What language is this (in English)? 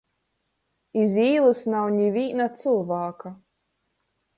Latgalian